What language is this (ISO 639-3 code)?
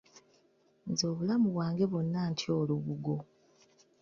lug